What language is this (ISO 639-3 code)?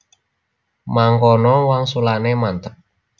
jav